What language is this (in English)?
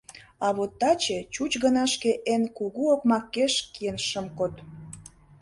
Mari